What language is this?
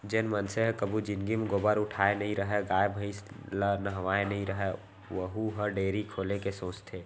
Chhattisgarhi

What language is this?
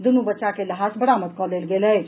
Maithili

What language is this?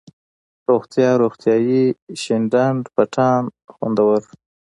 Pashto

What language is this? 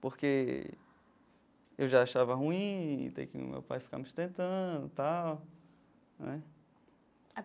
Portuguese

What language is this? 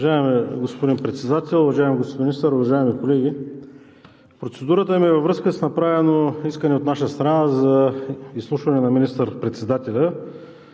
Bulgarian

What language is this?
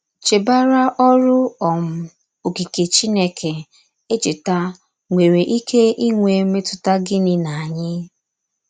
Igbo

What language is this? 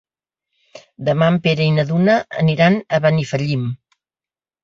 Catalan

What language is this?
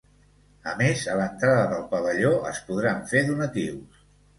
Catalan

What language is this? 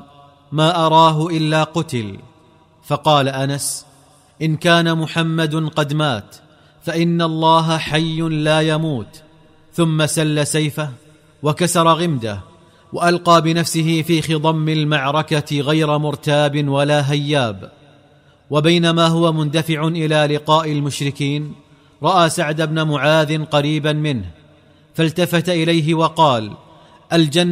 Arabic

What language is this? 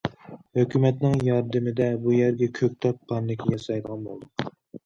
Uyghur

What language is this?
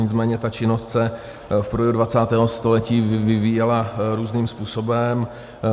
Czech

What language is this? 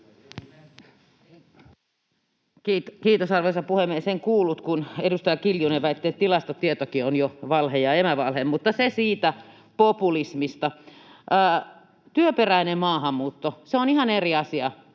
Finnish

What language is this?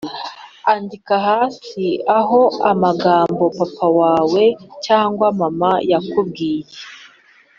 Kinyarwanda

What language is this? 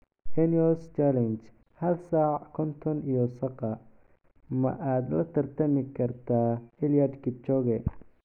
Somali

